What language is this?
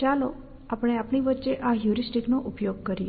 Gujarati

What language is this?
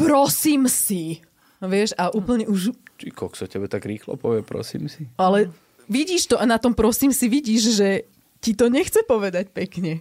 Slovak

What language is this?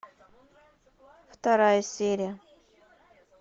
Russian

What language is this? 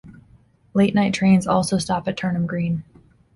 English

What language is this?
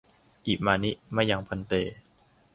Thai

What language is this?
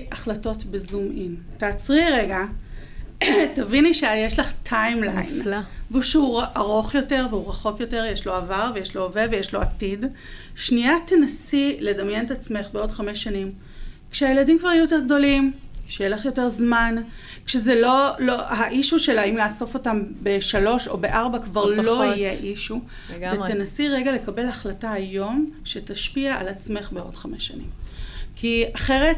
Hebrew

